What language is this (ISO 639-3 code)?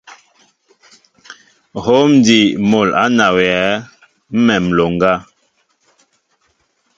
mbo